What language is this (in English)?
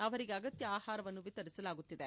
Kannada